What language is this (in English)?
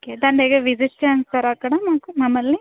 Telugu